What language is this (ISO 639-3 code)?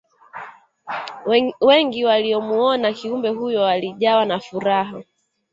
swa